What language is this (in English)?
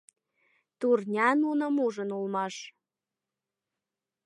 Mari